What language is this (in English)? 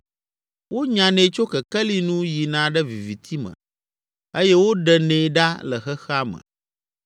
Ewe